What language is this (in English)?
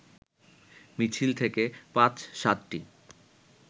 Bangla